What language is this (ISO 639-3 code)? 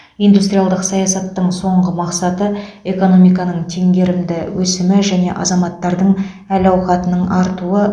kaz